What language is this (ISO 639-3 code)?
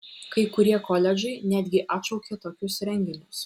lit